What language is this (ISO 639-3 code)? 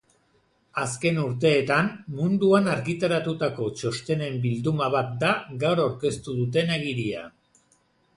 eus